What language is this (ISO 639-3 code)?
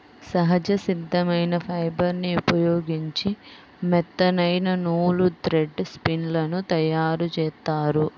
tel